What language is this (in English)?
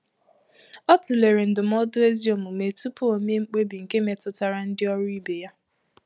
Igbo